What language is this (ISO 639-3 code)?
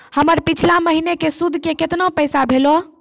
mai